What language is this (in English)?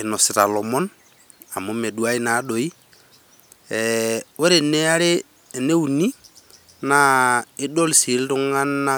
Masai